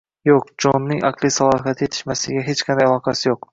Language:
Uzbek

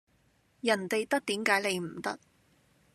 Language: Cantonese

